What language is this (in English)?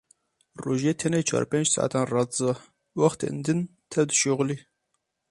Kurdish